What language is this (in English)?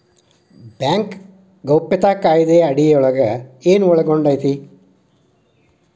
Kannada